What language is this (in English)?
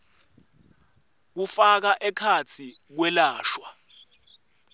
Swati